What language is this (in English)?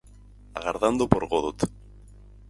Galician